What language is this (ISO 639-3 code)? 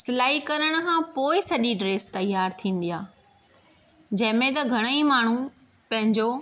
snd